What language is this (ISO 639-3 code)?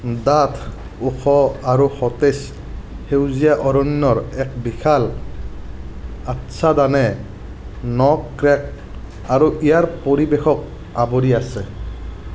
asm